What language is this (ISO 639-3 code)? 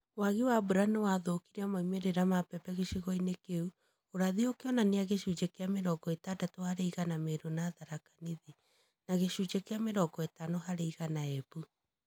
kik